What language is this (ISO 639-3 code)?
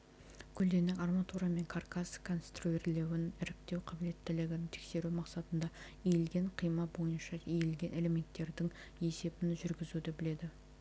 kaz